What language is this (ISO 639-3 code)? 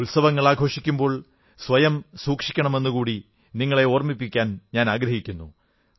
mal